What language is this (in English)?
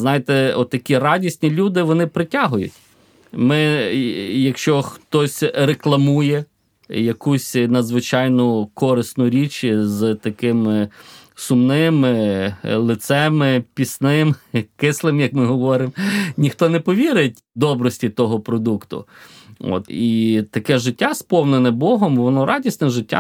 Ukrainian